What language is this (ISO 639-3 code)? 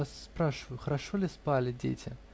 rus